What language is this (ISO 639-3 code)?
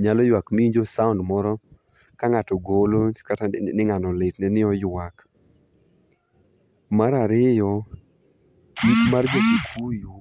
luo